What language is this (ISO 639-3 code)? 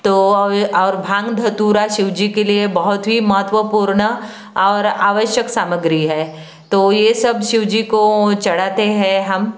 hin